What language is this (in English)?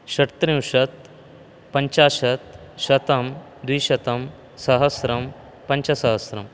Sanskrit